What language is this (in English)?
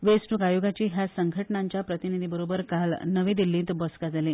Konkani